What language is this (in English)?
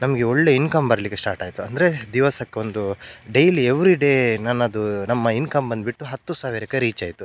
Kannada